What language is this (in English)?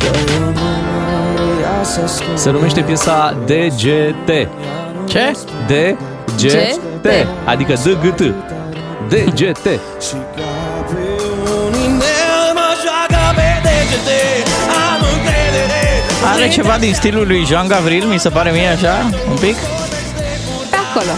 Romanian